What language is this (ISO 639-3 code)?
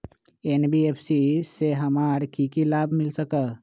mag